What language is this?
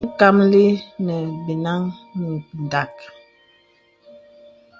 Bebele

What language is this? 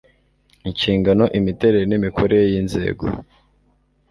Kinyarwanda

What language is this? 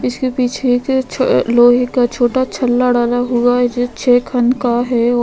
Hindi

